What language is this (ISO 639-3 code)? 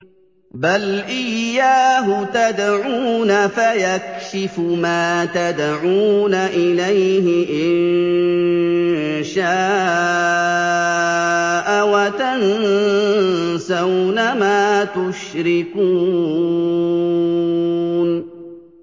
ara